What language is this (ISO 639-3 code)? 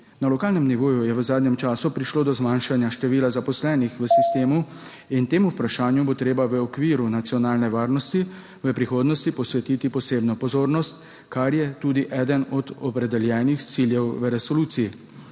slv